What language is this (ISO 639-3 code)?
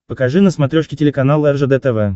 rus